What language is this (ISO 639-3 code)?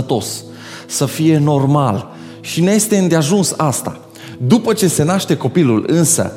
ron